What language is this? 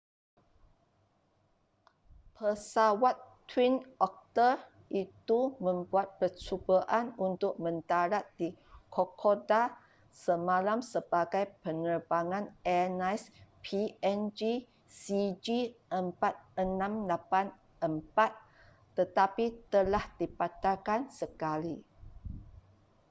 Malay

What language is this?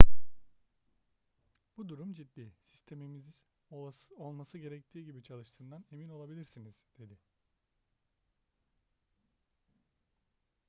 Turkish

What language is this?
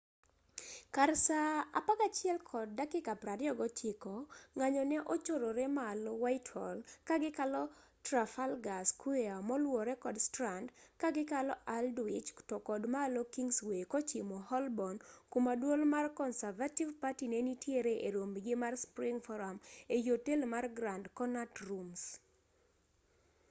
Luo (Kenya and Tanzania)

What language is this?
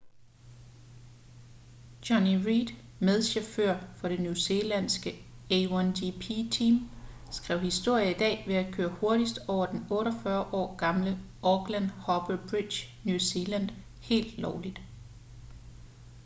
Danish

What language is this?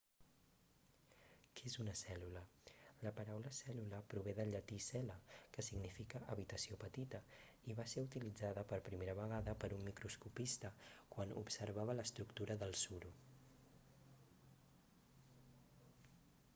Catalan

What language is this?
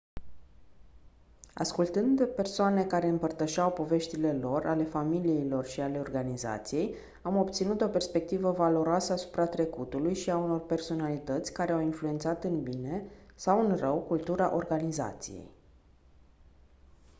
Romanian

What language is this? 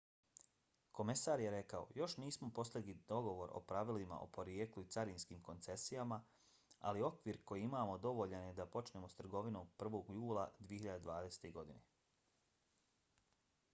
Bosnian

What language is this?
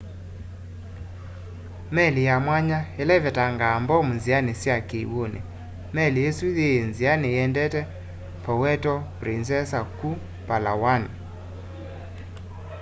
Kamba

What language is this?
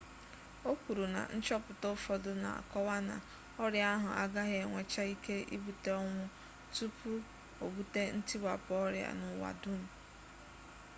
Igbo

